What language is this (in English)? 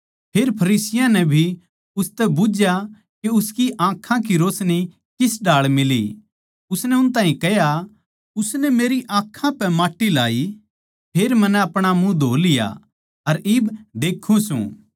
Haryanvi